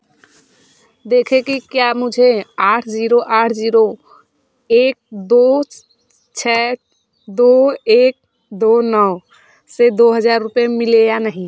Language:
Hindi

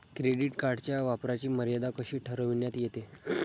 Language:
Marathi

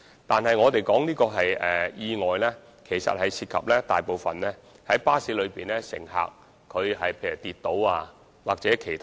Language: Cantonese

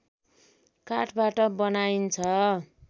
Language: Nepali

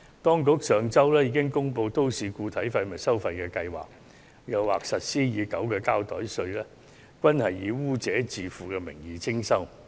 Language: Cantonese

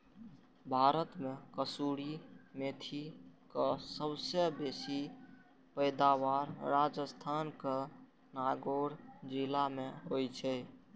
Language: Maithili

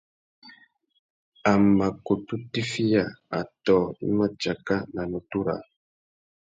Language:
Tuki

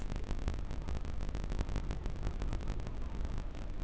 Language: Chhattisgarhi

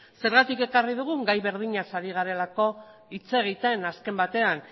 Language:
Basque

